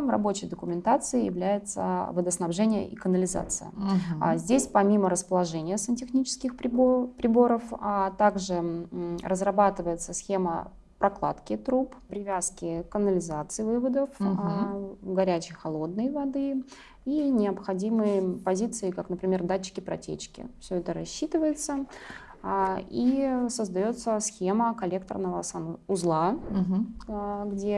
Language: Russian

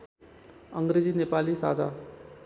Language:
Nepali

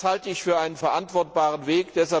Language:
German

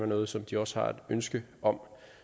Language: Danish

